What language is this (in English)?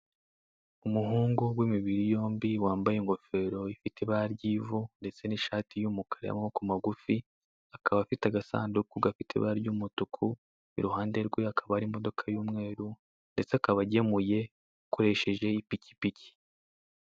Kinyarwanda